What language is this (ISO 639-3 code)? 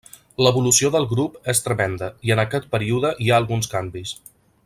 cat